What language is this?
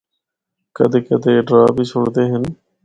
Northern Hindko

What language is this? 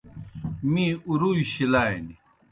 Kohistani Shina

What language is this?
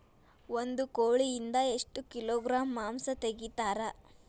Kannada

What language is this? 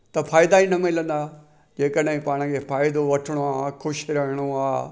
Sindhi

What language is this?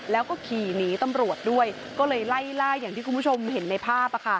Thai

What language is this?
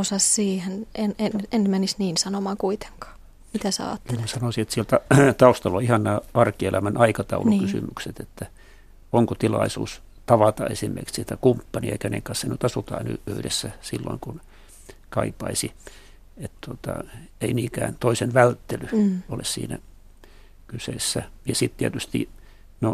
Finnish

